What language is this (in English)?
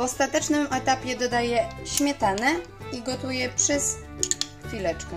Polish